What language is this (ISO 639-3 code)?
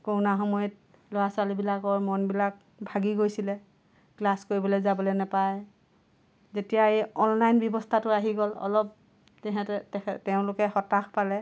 asm